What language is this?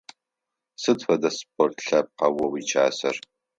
Adyghe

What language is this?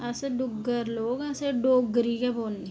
Dogri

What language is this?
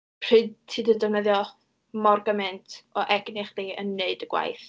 Welsh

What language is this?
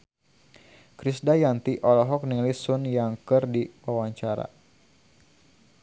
Sundanese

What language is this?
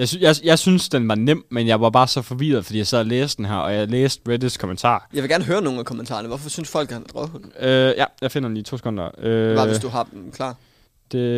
Danish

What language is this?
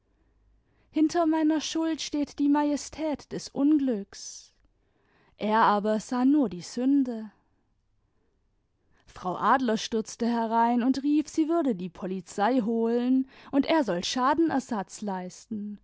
German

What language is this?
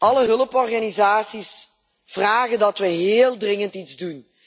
Dutch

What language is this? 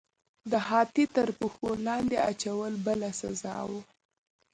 Pashto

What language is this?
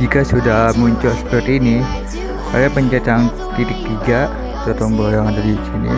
Indonesian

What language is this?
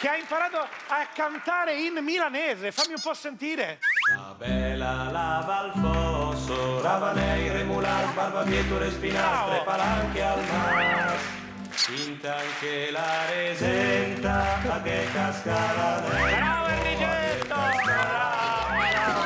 Italian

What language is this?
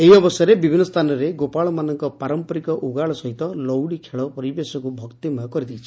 Odia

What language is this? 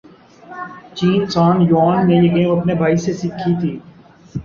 Urdu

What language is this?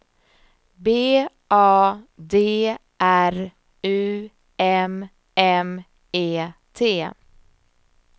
Swedish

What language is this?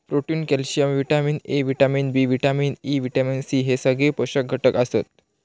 Marathi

